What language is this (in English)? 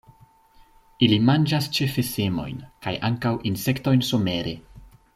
Esperanto